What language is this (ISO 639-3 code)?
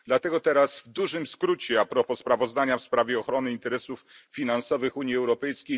pol